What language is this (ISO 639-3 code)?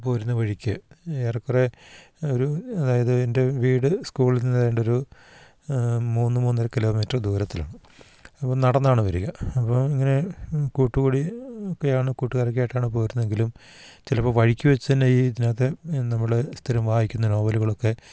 mal